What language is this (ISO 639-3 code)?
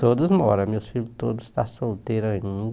por